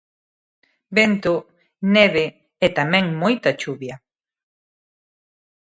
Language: Galician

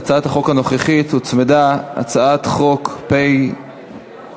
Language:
Hebrew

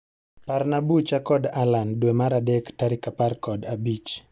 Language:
Luo (Kenya and Tanzania)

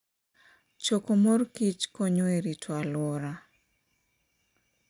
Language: Luo (Kenya and Tanzania)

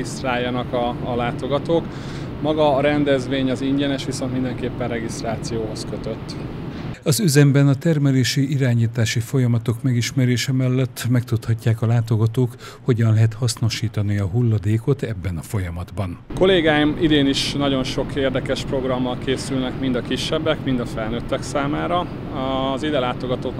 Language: Hungarian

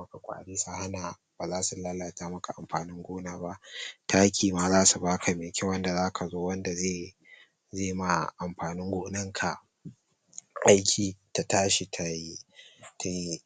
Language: Hausa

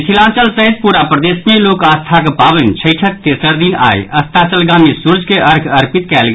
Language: Maithili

